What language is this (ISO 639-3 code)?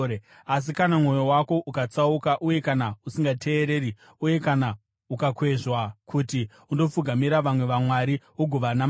sna